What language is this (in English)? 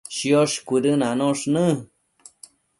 Matsés